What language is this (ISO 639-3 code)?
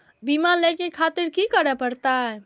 mai